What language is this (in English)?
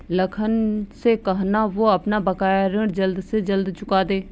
Hindi